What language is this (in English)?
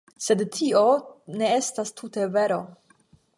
Esperanto